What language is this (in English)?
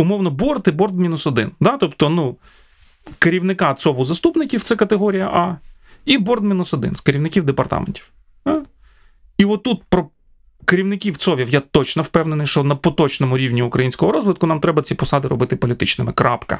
Ukrainian